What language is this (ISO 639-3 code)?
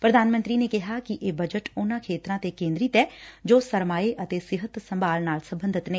pan